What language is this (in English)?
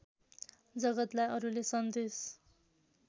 Nepali